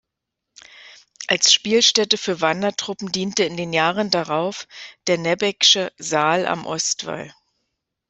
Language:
German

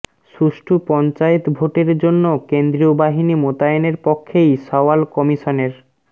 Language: Bangla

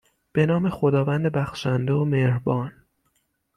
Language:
Persian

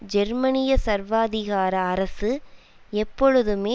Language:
Tamil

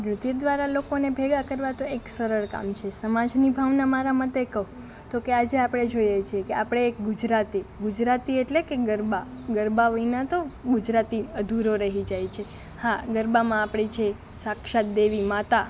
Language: Gujarati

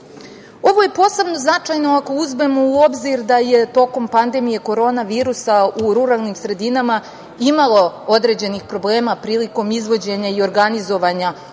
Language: Serbian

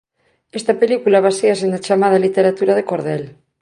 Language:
Galician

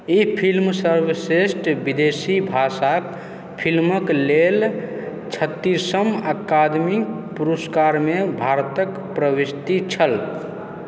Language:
Maithili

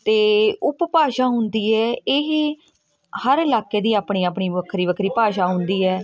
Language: Punjabi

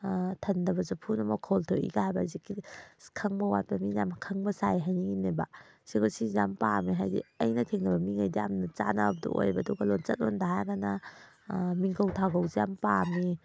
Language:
Manipuri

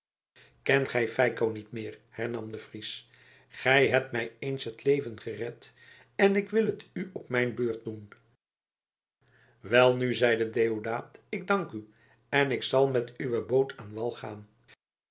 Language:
Dutch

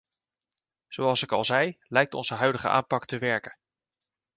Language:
Dutch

